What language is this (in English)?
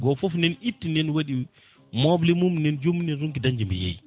Fula